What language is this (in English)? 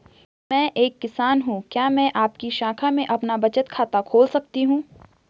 Hindi